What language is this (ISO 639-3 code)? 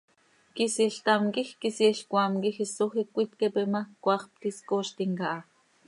sei